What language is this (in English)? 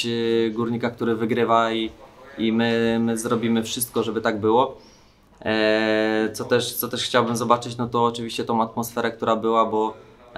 Polish